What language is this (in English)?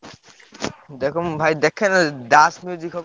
Odia